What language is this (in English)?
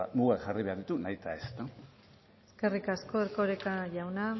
Basque